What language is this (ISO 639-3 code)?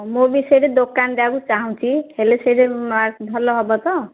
ori